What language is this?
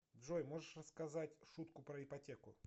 Russian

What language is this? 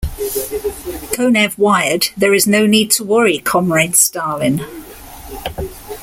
English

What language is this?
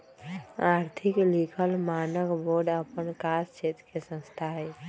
Magahi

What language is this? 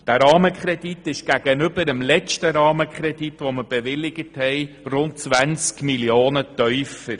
Swiss German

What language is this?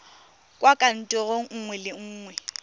Tswana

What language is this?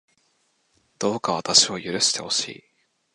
Japanese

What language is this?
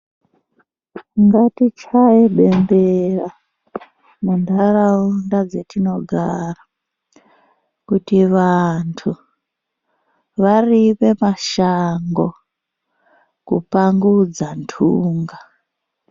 Ndau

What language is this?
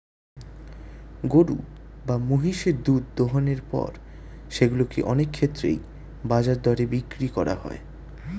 Bangla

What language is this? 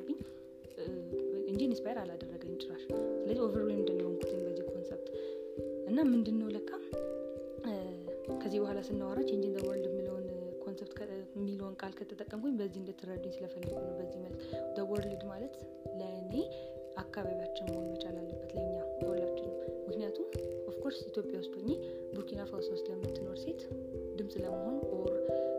Amharic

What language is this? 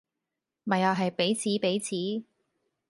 Cantonese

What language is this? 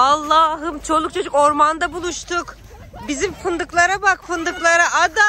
Turkish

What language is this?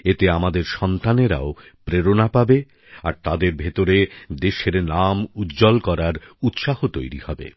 Bangla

